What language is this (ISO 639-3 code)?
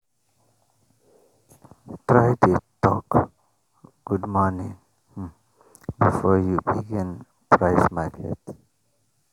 pcm